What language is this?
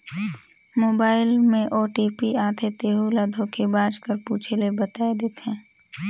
Chhattisgarhi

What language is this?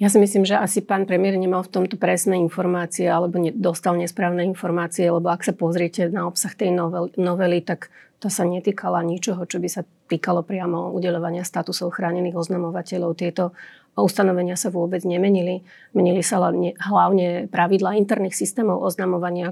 Slovak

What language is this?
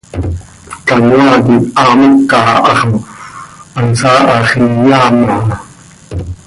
Seri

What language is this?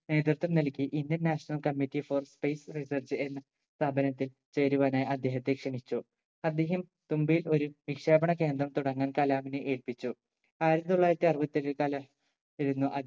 Malayalam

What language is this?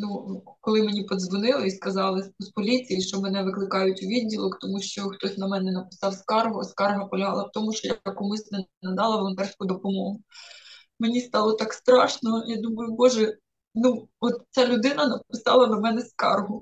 Ukrainian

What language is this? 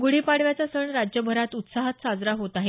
Marathi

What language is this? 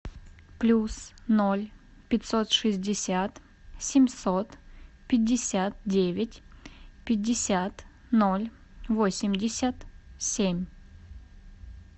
Russian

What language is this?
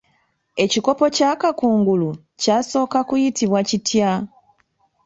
Ganda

